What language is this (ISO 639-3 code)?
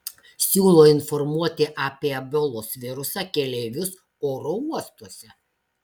lit